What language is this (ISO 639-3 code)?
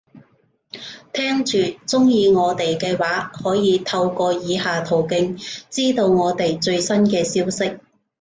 yue